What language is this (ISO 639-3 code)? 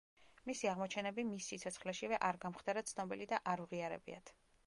kat